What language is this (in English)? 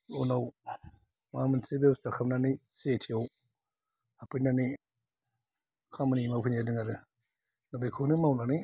Bodo